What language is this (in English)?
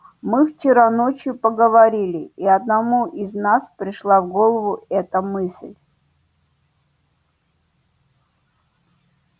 Russian